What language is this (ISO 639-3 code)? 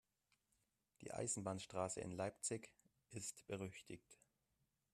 deu